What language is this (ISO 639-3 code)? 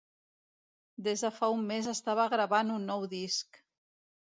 cat